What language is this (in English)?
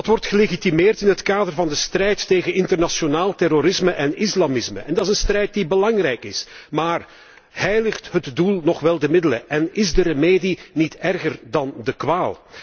Dutch